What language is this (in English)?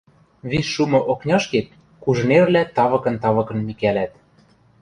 Western Mari